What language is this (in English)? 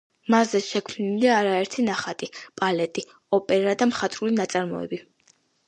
Georgian